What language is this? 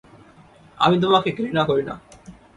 Bangla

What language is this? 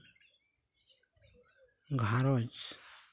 Santali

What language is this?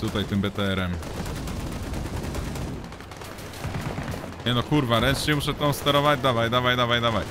Polish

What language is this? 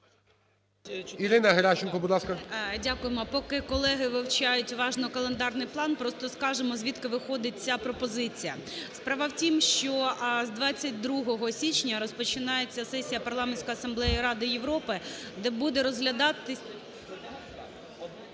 Ukrainian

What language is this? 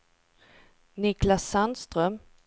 Swedish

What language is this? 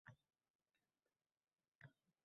Uzbek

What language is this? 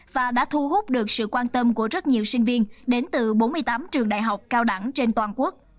Vietnamese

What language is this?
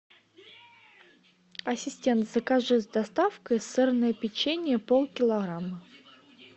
Russian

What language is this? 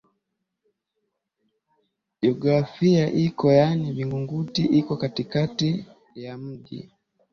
Swahili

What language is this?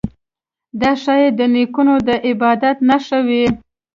Pashto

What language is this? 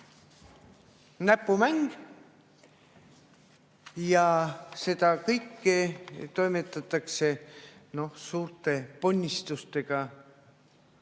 Estonian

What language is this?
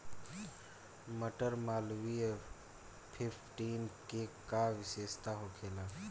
Bhojpuri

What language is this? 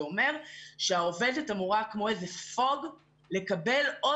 Hebrew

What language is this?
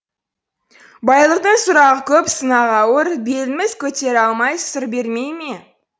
Kazakh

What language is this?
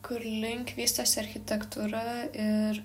Lithuanian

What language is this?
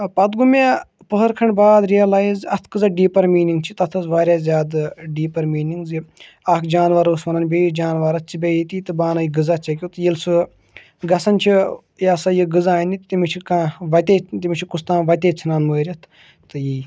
Kashmiri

